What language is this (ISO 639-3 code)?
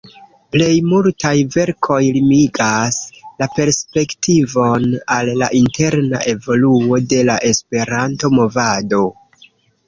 epo